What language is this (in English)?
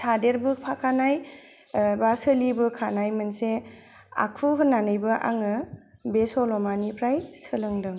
Bodo